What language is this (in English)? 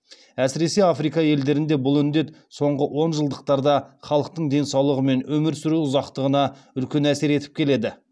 Kazakh